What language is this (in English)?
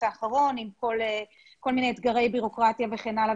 Hebrew